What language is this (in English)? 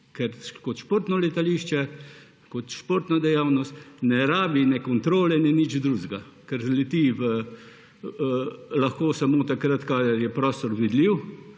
Slovenian